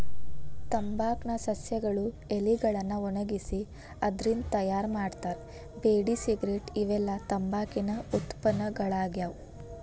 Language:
Kannada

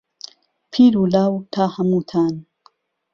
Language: Central Kurdish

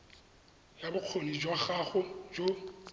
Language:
Tswana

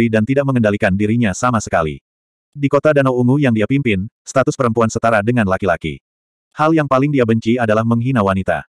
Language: Indonesian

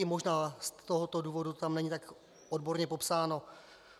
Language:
Czech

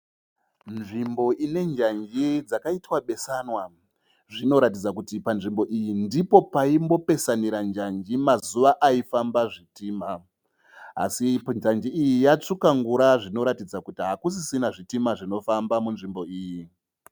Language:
Shona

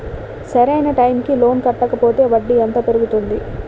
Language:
Telugu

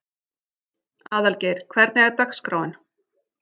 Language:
Icelandic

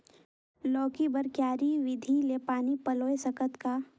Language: Chhattisgarhi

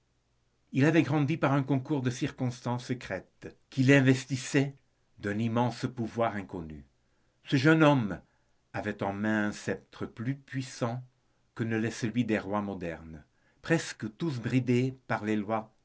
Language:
French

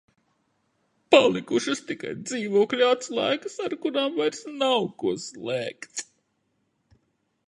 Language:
Latvian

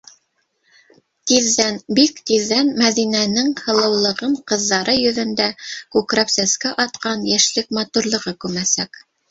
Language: Bashkir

